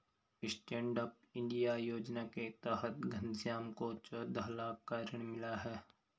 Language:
Hindi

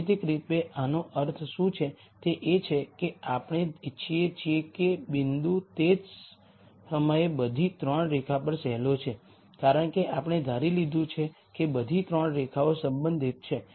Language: Gujarati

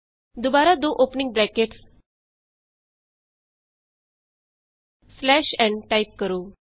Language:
Punjabi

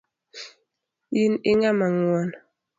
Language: Luo (Kenya and Tanzania)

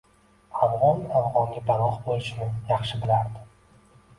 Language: Uzbek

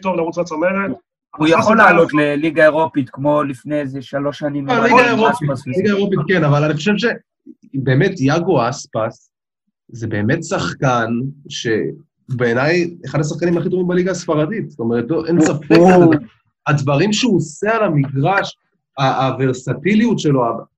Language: Hebrew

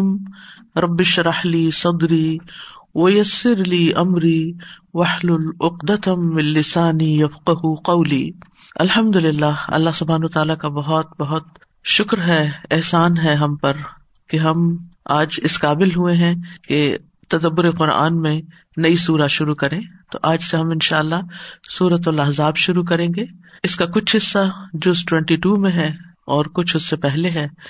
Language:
Urdu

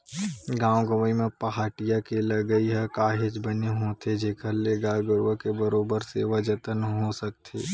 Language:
Chhattisgarhi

